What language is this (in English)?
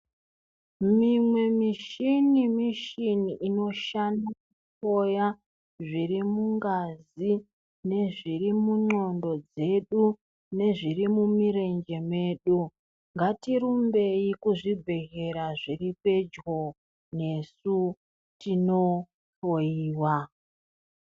Ndau